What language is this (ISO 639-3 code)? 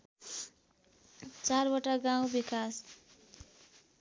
nep